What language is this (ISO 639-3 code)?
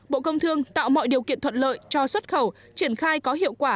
vie